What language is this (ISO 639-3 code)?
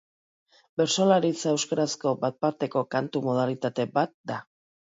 eus